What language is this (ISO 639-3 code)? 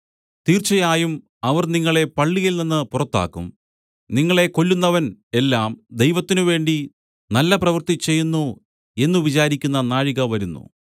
mal